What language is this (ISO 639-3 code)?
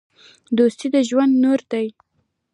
pus